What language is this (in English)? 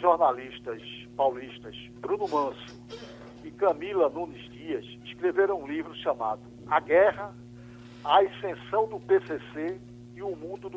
Portuguese